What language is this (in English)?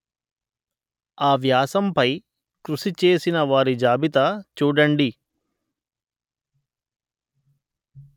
Telugu